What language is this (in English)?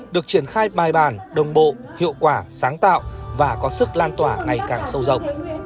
Vietnamese